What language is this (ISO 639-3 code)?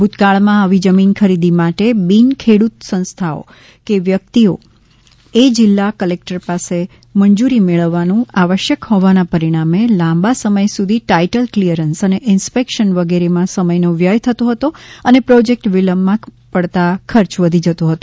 guj